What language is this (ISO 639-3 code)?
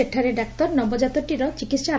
ori